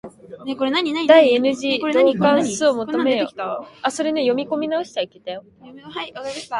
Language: Japanese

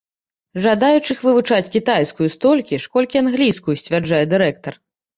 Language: Belarusian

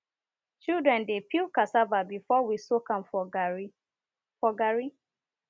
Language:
Nigerian Pidgin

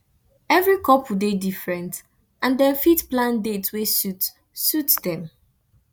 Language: Nigerian Pidgin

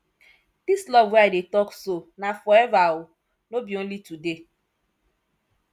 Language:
Nigerian Pidgin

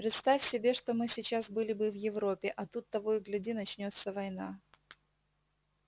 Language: Russian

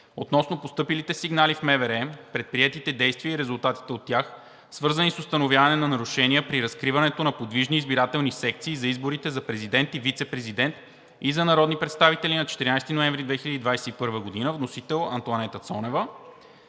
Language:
Bulgarian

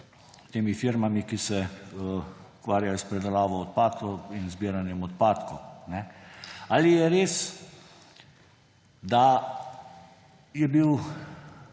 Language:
Slovenian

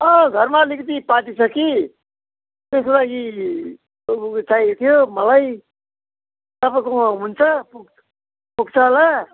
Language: Nepali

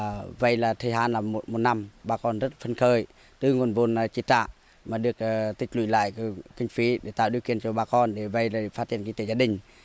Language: Vietnamese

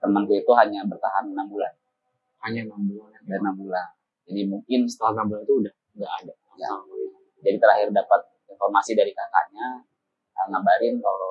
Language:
Indonesian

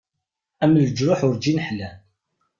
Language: Kabyle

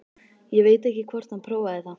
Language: Icelandic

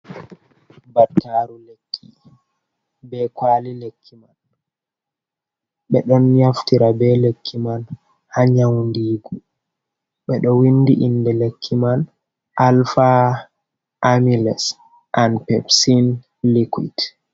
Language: Fula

